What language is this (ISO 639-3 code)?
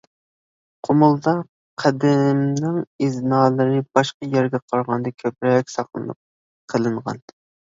uig